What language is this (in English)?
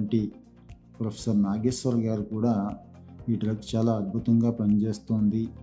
Telugu